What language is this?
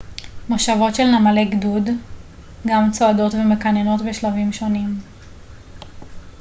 Hebrew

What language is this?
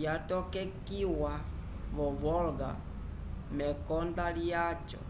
Umbundu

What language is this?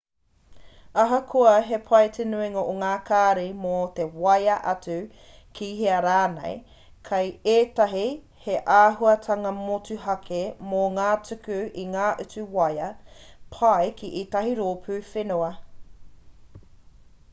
Māori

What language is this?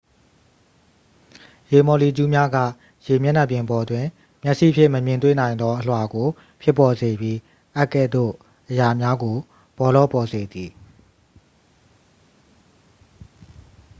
Burmese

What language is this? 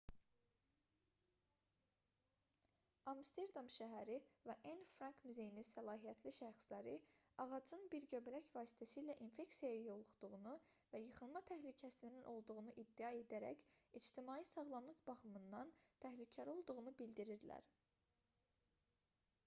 Azerbaijani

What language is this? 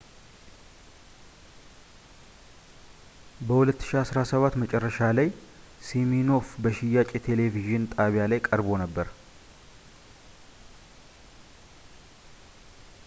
Amharic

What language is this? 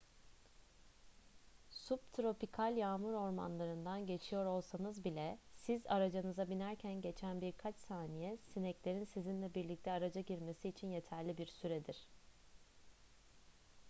Turkish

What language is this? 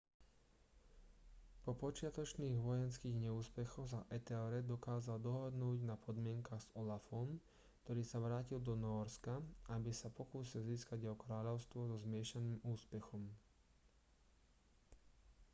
Slovak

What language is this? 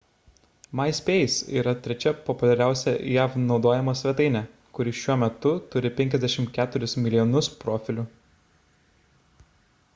Lithuanian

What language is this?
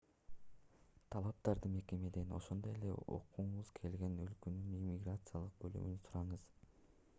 Kyrgyz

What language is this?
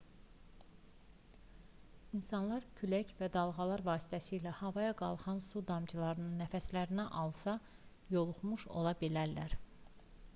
Azerbaijani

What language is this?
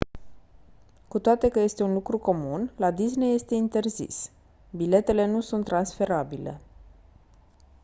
Romanian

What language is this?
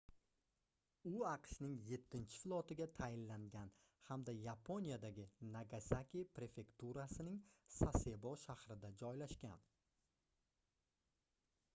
Uzbek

